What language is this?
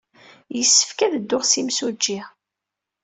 Kabyle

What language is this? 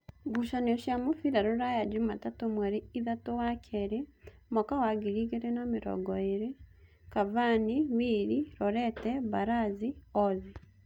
Kikuyu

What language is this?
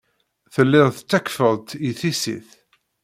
Kabyle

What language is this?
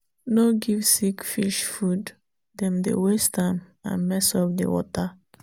Nigerian Pidgin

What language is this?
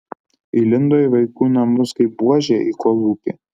Lithuanian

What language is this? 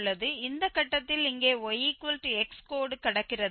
Tamil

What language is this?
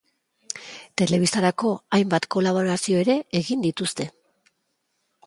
Basque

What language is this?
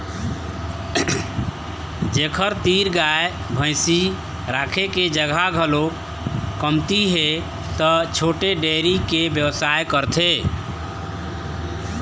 Chhattisgarhi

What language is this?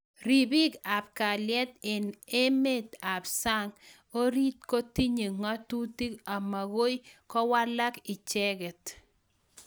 Kalenjin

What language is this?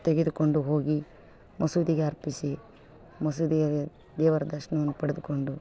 Kannada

